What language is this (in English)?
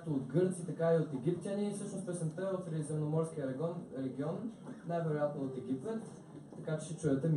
Bulgarian